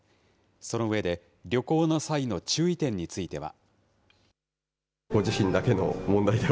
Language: Japanese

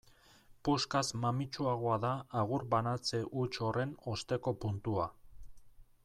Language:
Basque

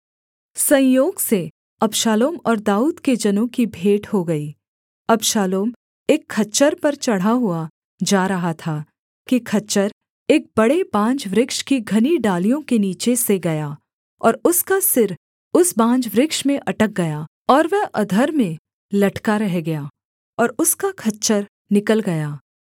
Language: Hindi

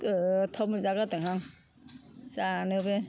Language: Bodo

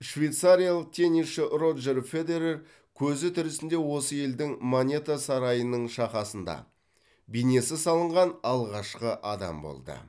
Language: Kazakh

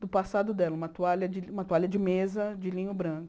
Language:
Portuguese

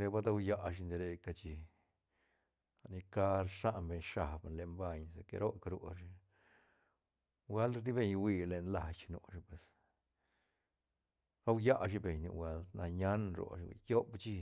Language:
Santa Catarina Albarradas Zapotec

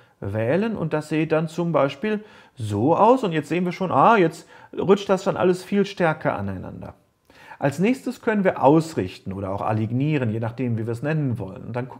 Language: German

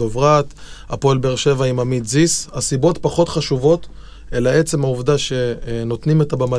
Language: Hebrew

